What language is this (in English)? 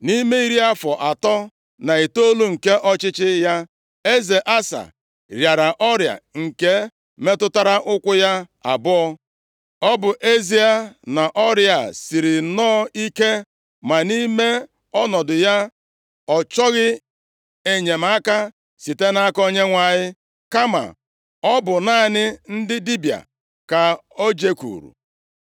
Igbo